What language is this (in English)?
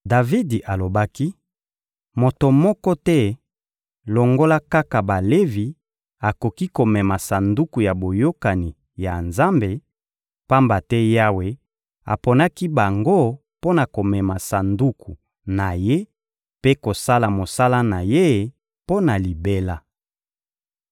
Lingala